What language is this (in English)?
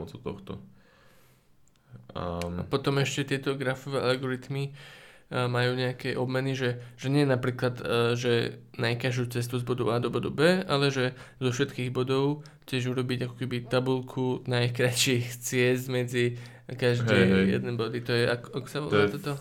Slovak